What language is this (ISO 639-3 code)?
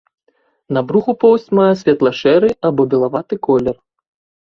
bel